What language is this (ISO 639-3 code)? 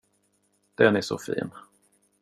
swe